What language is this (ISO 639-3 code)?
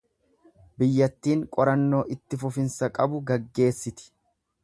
orm